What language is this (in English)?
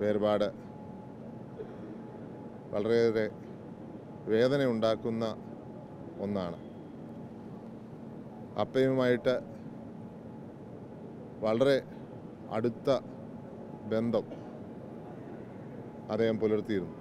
Japanese